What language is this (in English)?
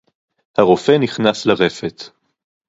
Hebrew